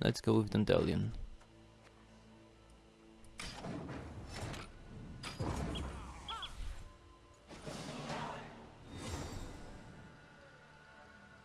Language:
English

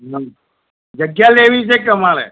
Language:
Gujarati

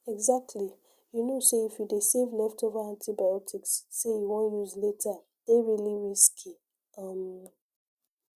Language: Nigerian Pidgin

